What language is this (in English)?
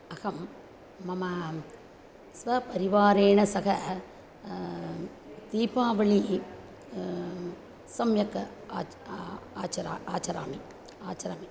Sanskrit